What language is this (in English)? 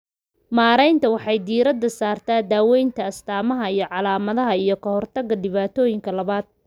Somali